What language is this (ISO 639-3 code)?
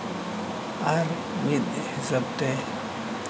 sat